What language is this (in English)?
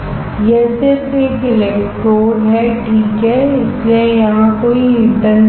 Hindi